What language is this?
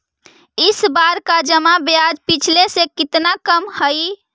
Magahi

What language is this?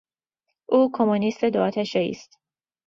Persian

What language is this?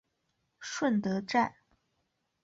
Chinese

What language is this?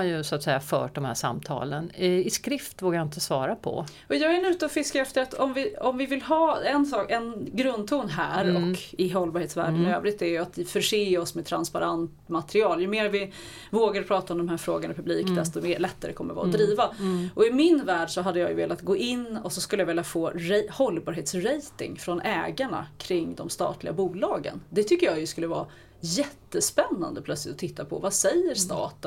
Swedish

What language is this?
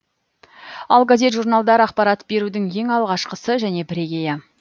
Kazakh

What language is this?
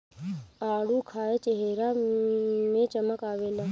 Bhojpuri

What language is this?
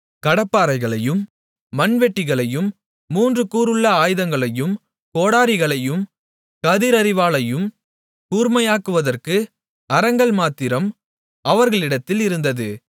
Tamil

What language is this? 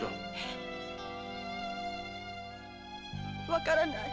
Japanese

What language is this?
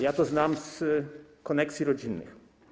Polish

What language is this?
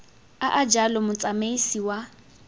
Tswana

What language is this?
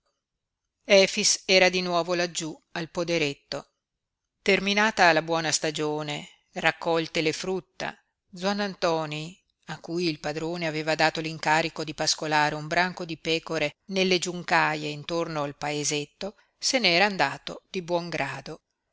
Italian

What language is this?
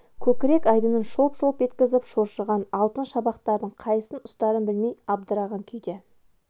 Kazakh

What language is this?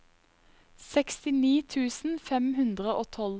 Norwegian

